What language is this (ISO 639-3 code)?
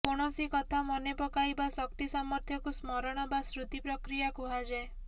ori